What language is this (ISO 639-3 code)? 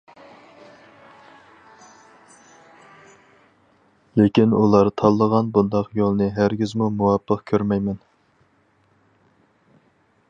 uig